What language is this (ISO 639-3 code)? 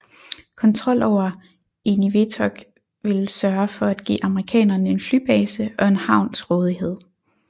dan